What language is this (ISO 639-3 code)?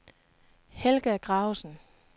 dan